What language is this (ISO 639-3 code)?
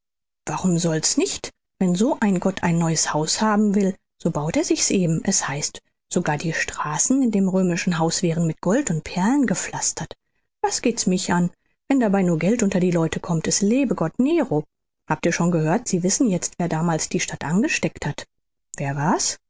deu